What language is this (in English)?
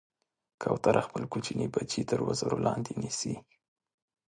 Pashto